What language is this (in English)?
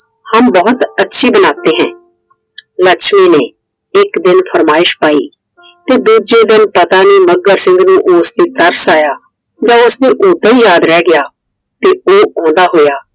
Punjabi